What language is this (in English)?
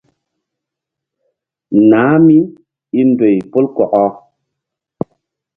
Mbum